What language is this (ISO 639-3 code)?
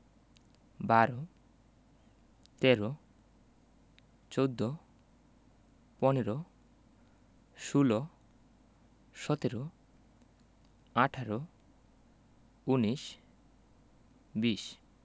ben